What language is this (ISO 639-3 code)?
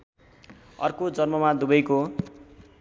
nep